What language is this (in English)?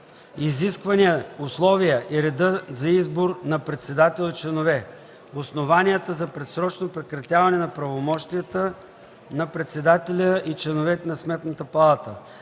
Bulgarian